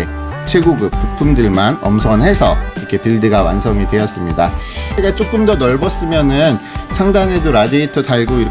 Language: Korean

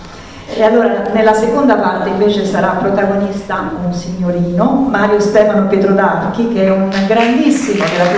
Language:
Italian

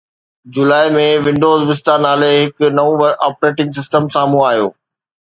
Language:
Sindhi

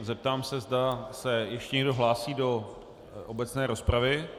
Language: Czech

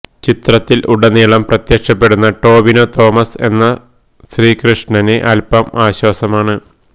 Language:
Malayalam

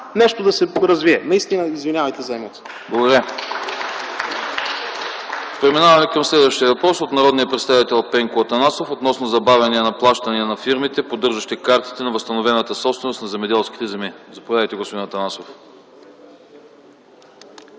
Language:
Bulgarian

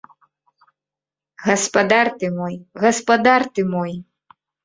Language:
Belarusian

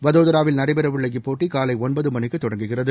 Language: Tamil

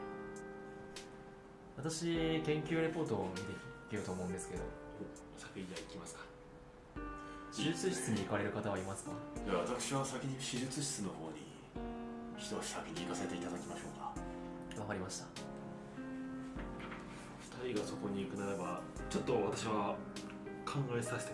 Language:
Japanese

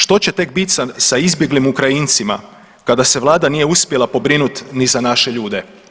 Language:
Croatian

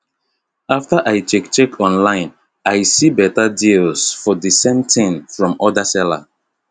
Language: Nigerian Pidgin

